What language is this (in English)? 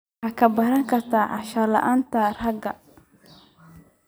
Somali